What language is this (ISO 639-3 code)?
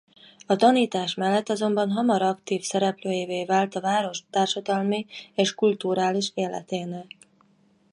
hun